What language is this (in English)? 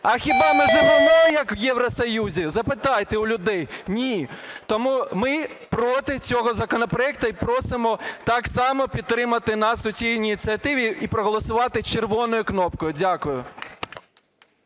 Ukrainian